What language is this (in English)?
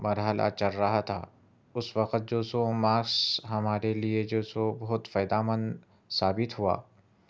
Urdu